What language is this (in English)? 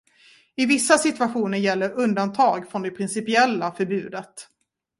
Swedish